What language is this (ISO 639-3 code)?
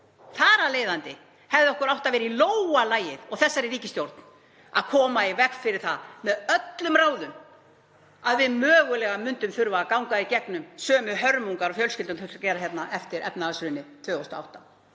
isl